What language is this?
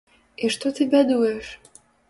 Belarusian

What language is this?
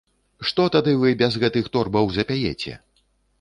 Belarusian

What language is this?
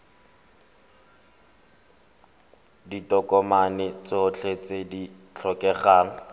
Tswana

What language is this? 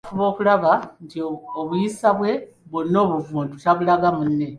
Ganda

